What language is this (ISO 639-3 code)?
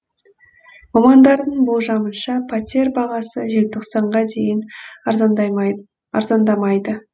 kaz